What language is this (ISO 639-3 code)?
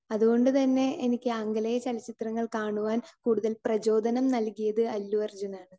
mal